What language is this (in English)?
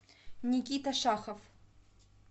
Russian